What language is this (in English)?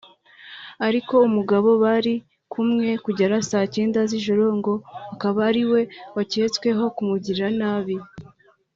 Kinyarwanda